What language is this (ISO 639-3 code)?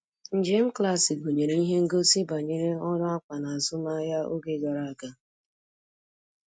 ibo